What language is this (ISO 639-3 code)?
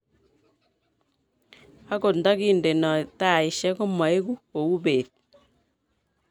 kln